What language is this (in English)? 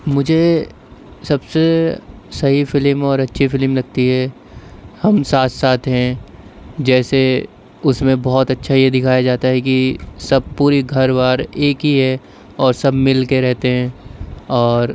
Urdu